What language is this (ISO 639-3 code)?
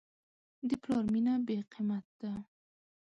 pus